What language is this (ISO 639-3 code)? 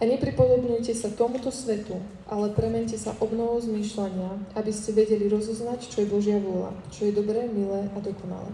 slk